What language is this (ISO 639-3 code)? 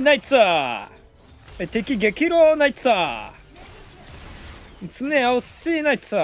jpn